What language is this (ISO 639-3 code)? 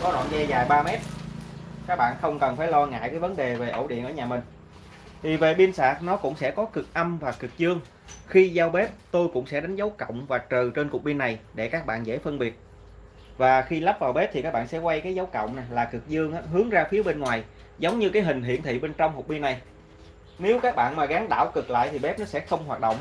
vie